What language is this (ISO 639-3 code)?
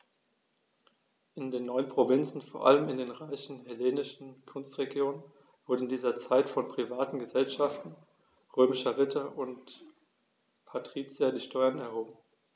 deu